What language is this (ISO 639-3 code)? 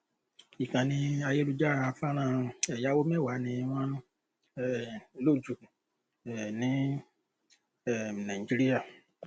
yor